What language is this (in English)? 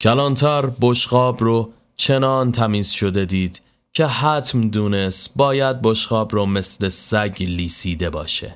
Persian